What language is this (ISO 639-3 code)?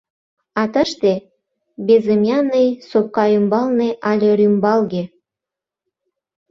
chm